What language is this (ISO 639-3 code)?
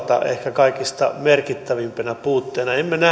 fin